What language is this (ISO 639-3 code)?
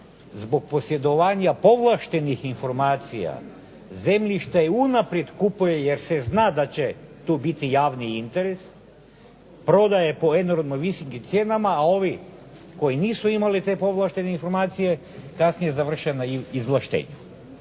hrv